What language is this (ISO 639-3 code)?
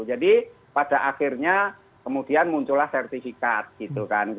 ind